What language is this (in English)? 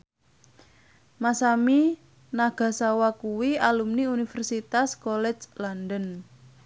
Javanese